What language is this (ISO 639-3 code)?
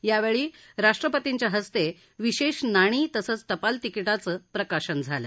mar